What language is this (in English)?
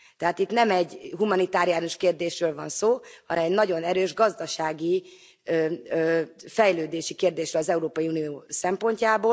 Hungarian